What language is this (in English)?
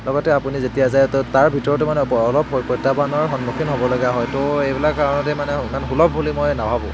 Assamese